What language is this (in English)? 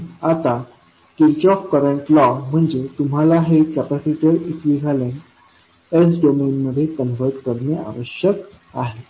Marathi